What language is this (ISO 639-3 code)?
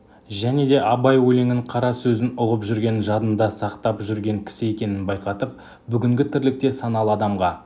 kaz